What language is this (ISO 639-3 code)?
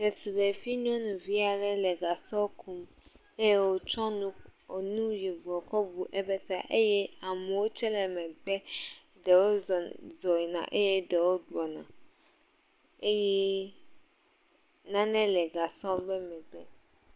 ewe